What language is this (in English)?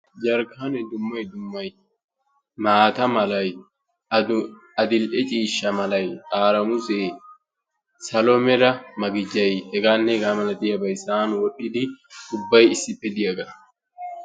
Wolaytta